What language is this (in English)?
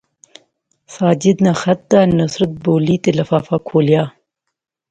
Pahari-Potwari